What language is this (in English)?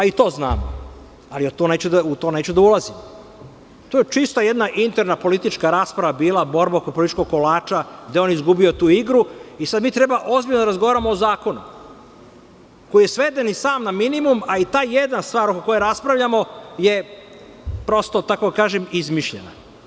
Serbian